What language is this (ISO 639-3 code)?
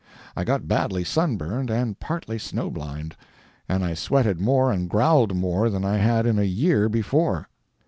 eng